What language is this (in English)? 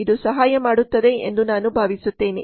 Kannada